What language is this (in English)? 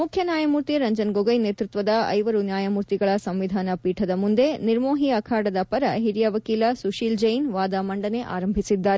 Kannada